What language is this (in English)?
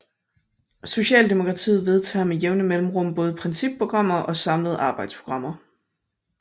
Danish